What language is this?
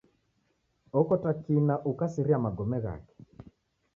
Taita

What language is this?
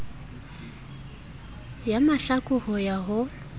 Southern Sotho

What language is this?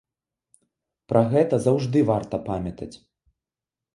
Belarusian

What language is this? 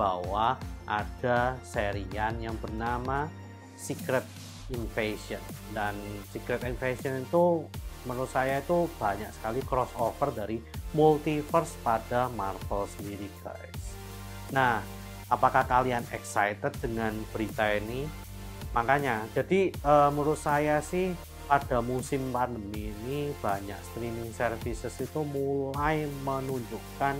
Indonesian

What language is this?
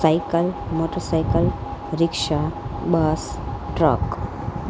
Gujarati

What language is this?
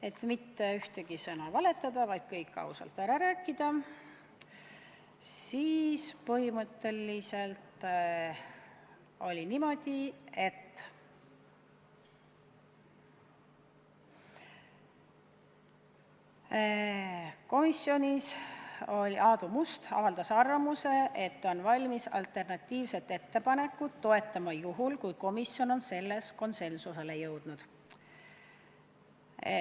Estonian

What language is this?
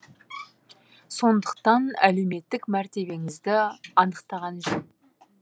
Kazakh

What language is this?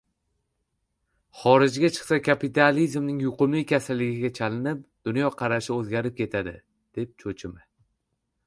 Uzbek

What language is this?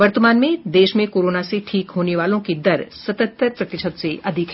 Hindi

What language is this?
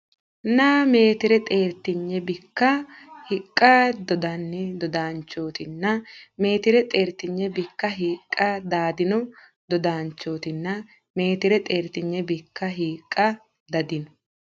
Sidamo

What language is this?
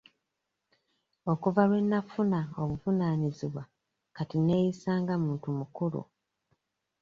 Ganda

